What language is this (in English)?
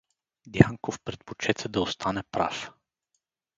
Bulgarian